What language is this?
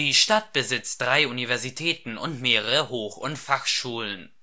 German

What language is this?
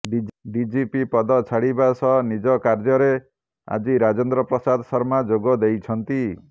Odia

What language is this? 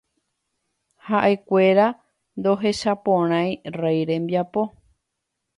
Guarani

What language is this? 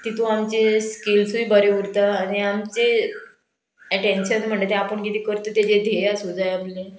Konkani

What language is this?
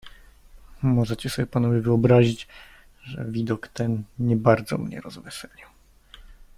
Polish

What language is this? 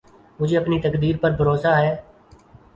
Urdu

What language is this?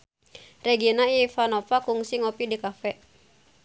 Sundanese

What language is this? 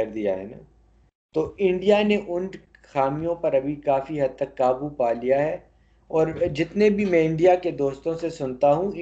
Urdu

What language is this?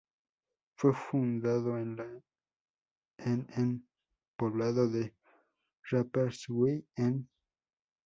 Spanish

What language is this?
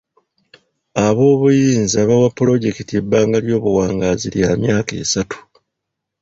Ganda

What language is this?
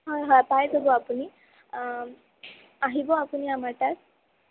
Assamese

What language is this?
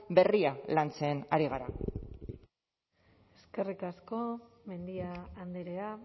Basque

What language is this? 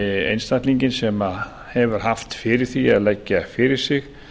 Icelandic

